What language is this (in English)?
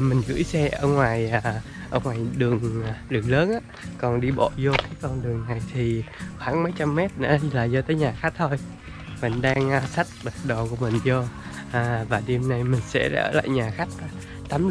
Vietnamese